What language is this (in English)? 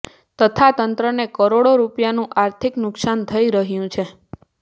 Gujarati